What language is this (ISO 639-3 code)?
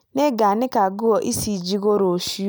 kik